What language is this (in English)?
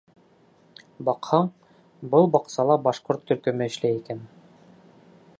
Bashkir